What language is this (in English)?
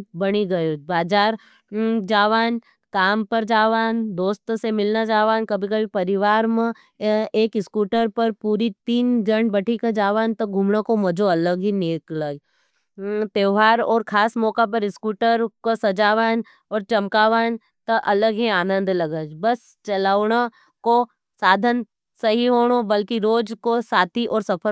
Nimadi